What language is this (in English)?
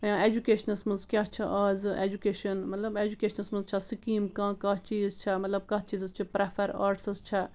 Kashmiri